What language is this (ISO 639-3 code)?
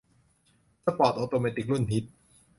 tha